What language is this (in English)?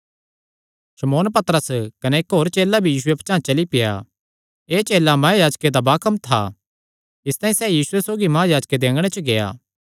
Kangri